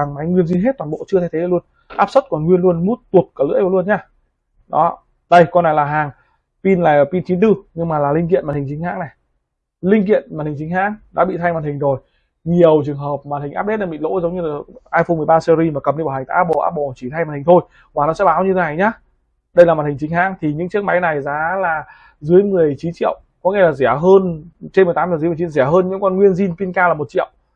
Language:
Vietnamese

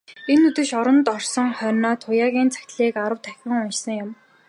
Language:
Mongolian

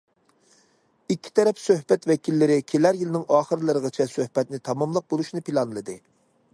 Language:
Uyghur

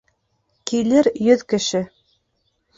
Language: Bashkir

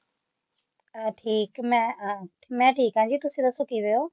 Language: Punjabi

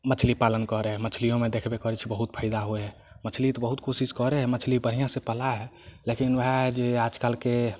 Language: Maithili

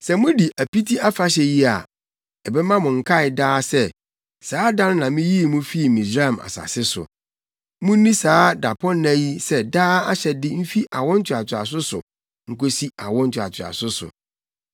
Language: Akan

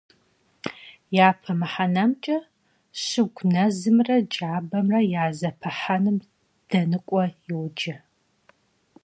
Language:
Kabardian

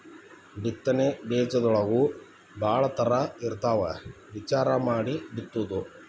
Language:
Kannada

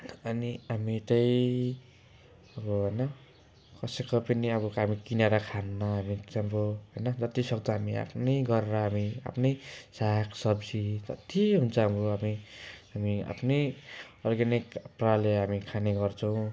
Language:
Nepali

